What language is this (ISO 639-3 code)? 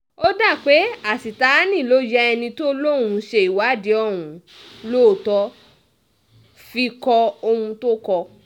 yor